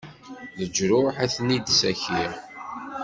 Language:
Kabyle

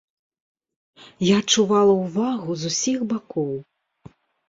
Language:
Belarusian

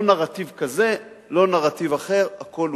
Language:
Hebrew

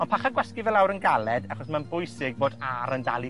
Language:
Welsh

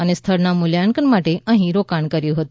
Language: Gujarati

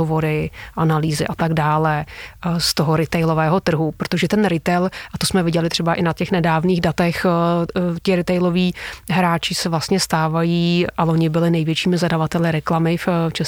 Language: Czech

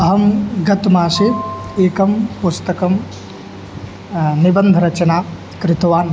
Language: Sanskrit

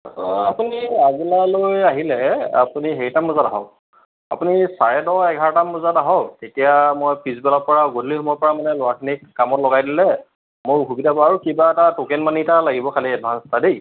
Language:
Assamese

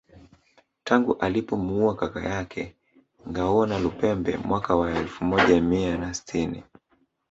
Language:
Swahili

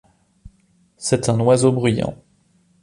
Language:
French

